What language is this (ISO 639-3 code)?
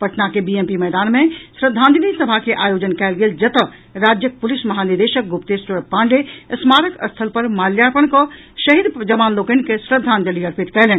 mai